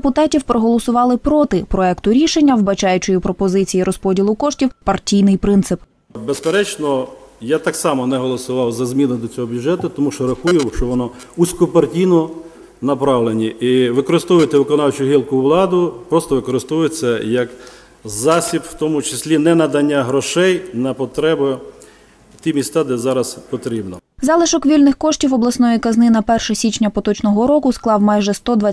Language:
Ukrainian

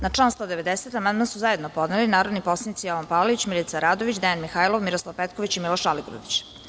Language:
Serbian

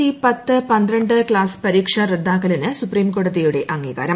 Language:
Malayalam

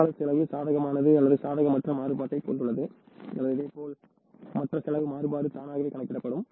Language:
Tamil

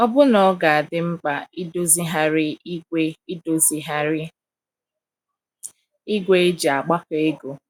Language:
Igbo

